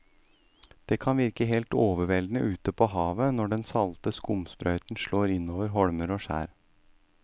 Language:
Norwegian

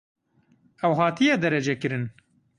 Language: Kurdish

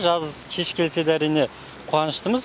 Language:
Kazakh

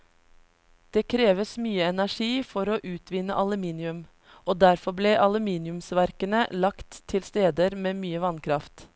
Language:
Norwegian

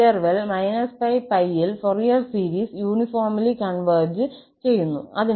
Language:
Malayalam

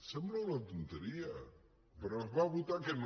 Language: Catalan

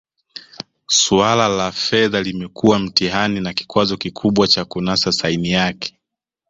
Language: Swahili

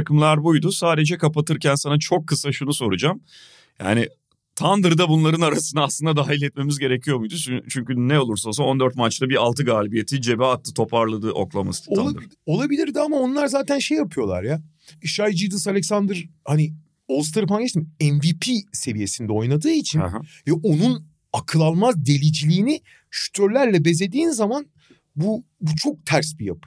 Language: Turkish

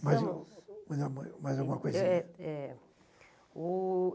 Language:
Portuguese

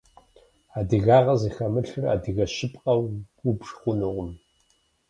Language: Kabardian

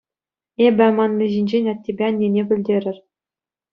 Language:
Chuvash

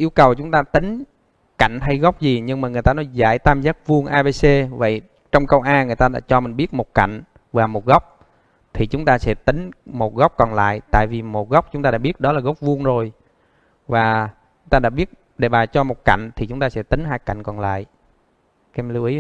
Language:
Vietnamese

